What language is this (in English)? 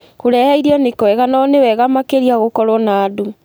Kikuyu